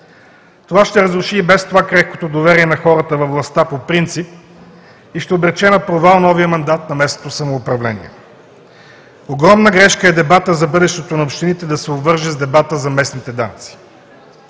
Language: Bulgarian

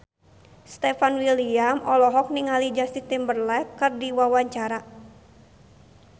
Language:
Sundanese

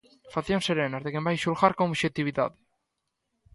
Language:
Galician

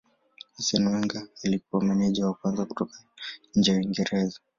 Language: Swahili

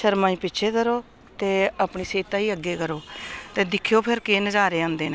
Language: Dogri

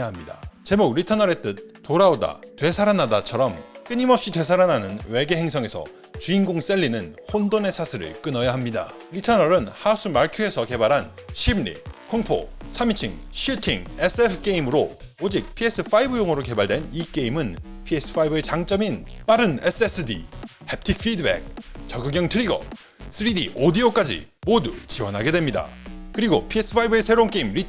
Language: Korean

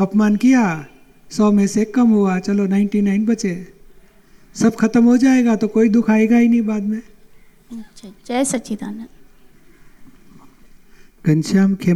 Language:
Gujarati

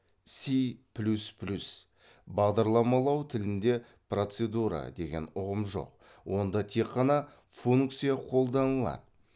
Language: Kazakh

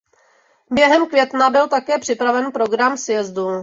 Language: Czech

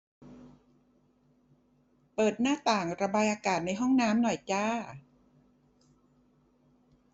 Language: Thai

